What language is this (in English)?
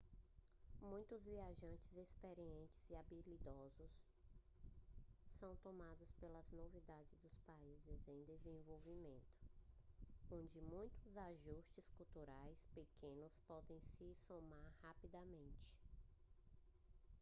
Portuguese